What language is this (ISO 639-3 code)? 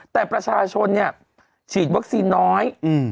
tha